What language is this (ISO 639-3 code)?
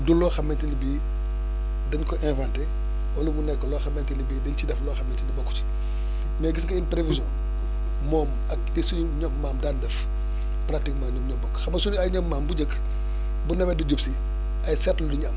wol